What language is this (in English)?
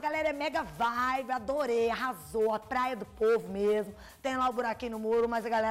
Portuguese